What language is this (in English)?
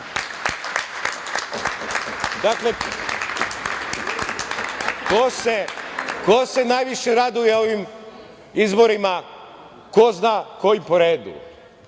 Serbian